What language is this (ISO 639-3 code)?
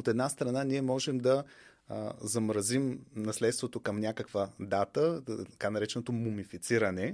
bul